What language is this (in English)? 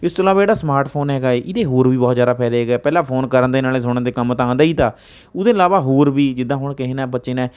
Punjabi